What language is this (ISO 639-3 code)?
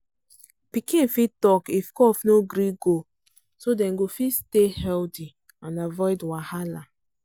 pcm